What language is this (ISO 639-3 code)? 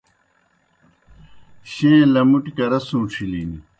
plk